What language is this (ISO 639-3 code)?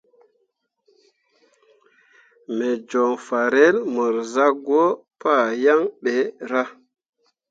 mua